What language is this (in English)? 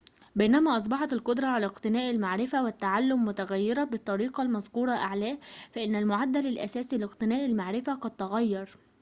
Arabic